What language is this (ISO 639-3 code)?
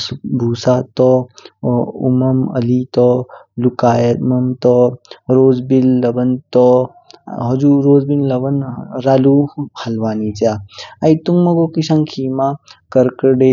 kfk